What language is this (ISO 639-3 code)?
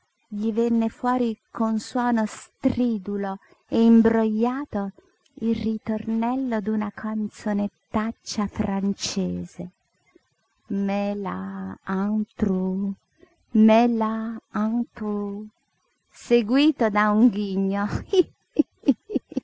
ita